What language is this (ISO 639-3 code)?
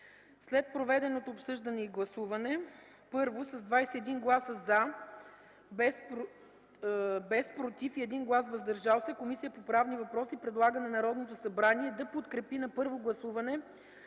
bul